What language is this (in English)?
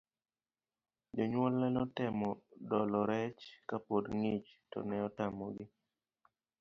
Luo (Kenya and Tanzania)